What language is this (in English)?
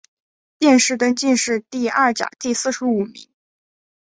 Chinese